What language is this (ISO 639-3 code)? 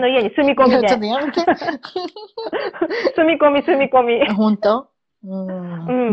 jpn